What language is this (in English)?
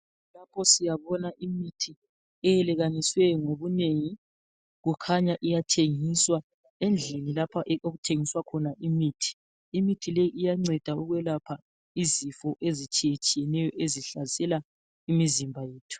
North Ndebele